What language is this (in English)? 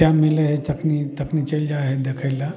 Maithili